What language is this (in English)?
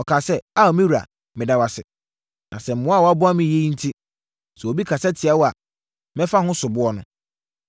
Akan